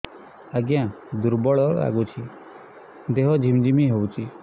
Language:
Odia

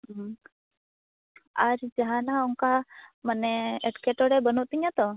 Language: Santali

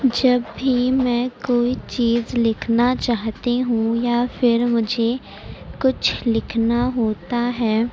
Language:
Urdu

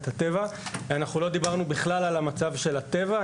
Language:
Hebrew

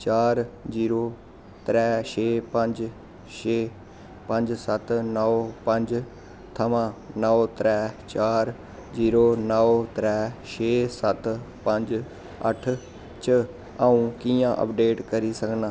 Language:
Dogri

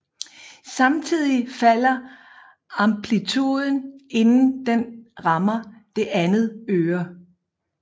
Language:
Danish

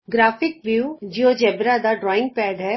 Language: Punjabi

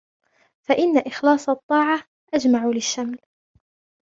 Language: Arabic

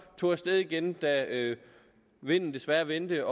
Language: Danish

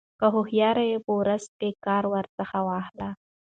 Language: Pashto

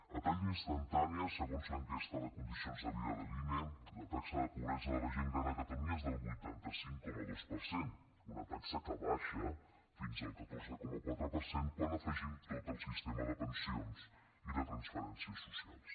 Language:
Catalan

